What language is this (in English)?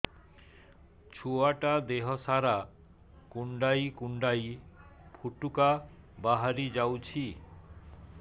Odia